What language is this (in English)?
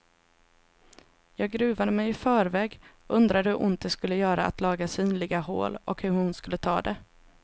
Swedish